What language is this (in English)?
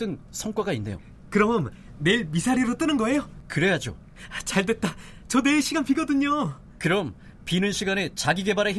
Korean